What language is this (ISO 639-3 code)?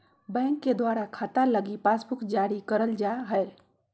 mag